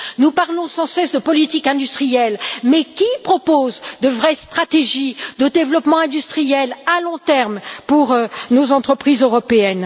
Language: French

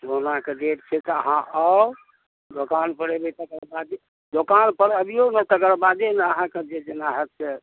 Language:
Maithili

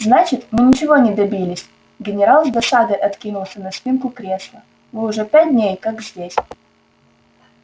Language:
Russian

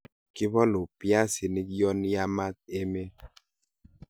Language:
Kalenjin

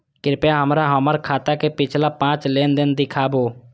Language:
Maithili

